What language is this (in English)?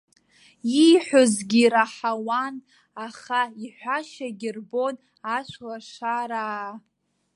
Abkhazian